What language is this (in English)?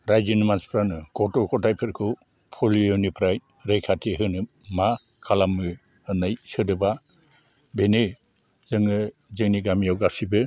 Bodo